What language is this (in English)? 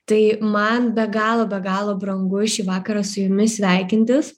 Lithuanian